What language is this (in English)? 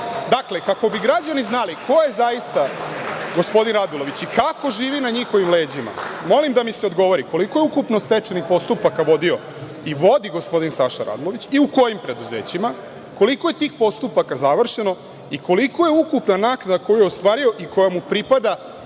Serbian